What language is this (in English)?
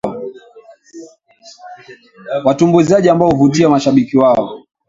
Swahili